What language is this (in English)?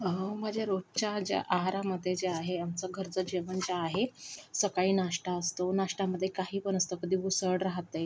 Marathi